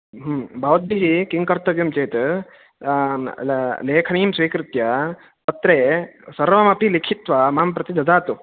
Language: Sanskrit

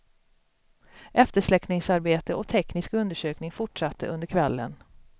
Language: Swedish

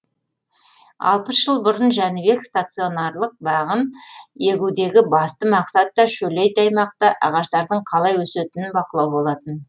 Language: Kazakh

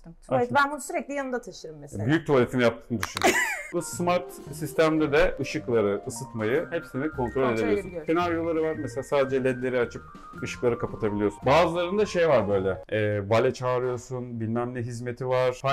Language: Turkish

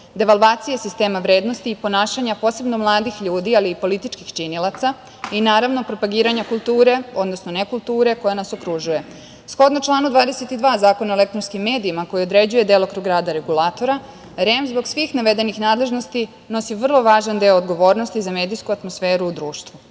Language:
Serbian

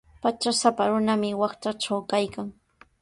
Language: Sihuas Ancash Quechua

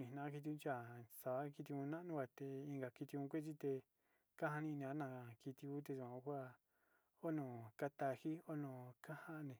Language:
Sinicahua Mixtec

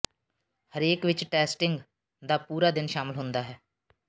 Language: Punjabi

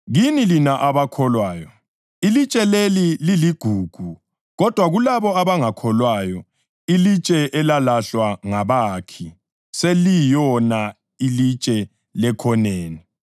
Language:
North Ndebele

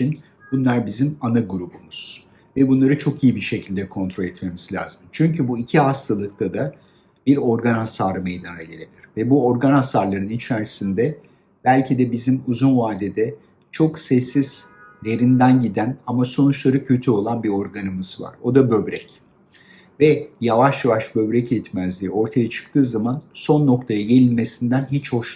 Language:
Turkish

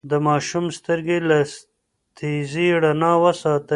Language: Pashto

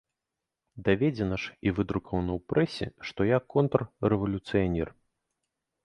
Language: Belarusian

